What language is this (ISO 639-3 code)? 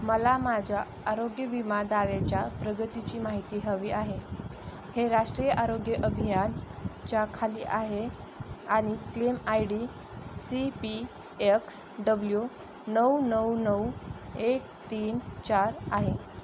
mar